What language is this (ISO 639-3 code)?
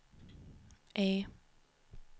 swe